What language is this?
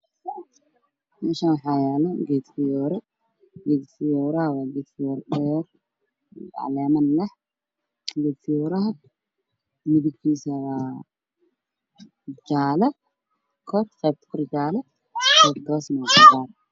Somali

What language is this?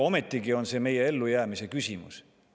Estonian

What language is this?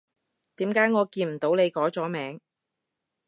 Cantonese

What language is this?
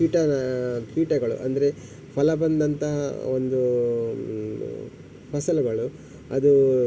Kannada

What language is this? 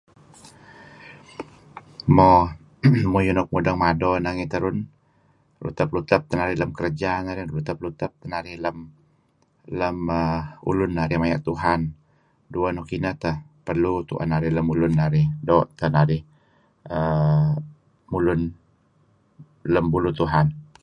Kelabit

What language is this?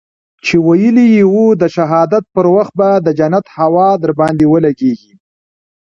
Pashto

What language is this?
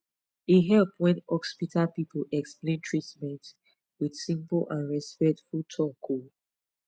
Nigerian Pidgin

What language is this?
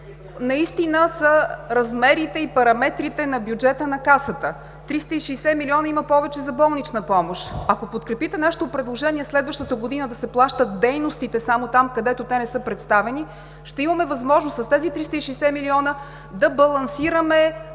Bulgarian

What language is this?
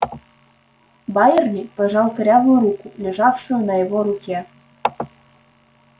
Russian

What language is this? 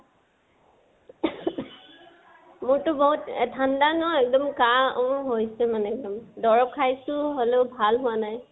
Assamese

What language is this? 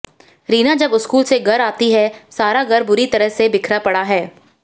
Hindi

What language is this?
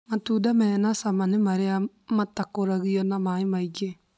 Kikuyu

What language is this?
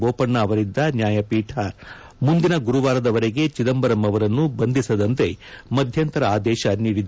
Kannada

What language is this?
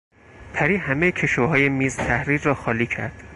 Persian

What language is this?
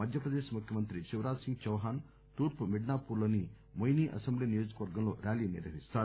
Telugu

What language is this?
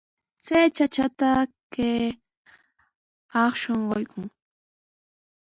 Sihuas Ancash Quechua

